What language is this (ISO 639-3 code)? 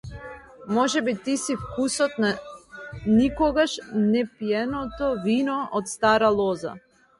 mkd